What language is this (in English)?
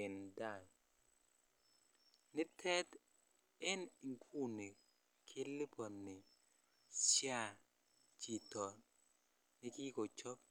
Kalenjin